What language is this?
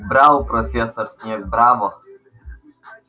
Russian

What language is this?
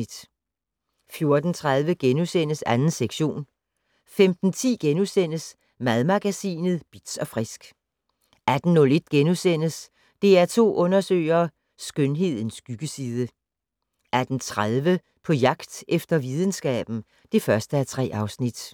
Danish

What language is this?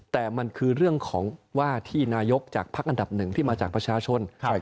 Thai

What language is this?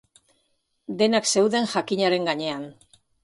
Basque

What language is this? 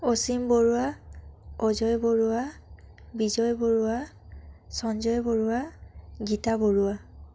Assamese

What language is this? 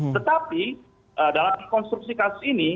Indonesian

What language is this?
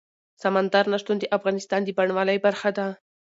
Pashto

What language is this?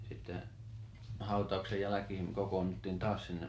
Finnish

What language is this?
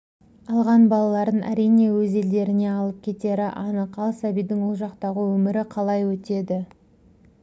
Kazakh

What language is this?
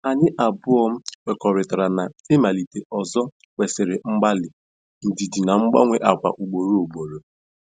Igbo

